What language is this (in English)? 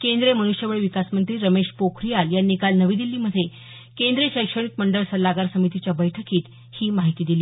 Marathi